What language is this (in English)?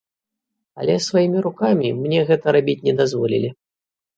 Belarusian